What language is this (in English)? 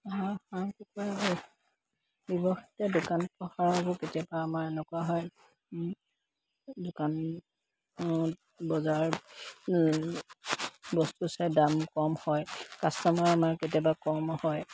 Assamese